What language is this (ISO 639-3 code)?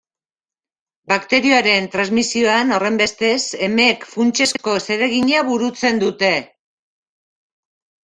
eus